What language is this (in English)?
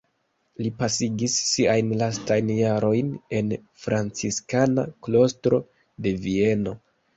Esperanto